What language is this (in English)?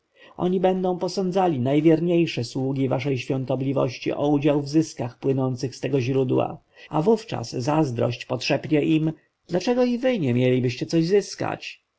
Polish